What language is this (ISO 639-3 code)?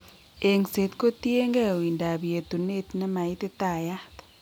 kln